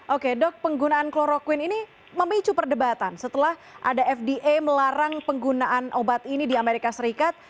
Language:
Indonesian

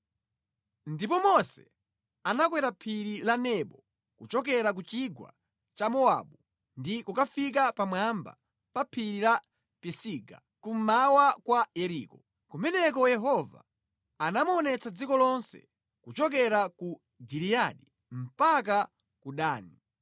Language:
Nyanja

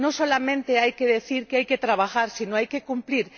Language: Spanish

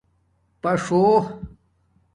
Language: Domaaki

